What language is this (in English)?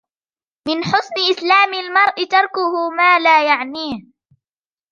Arabic